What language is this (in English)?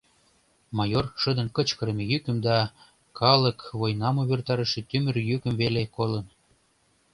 Mari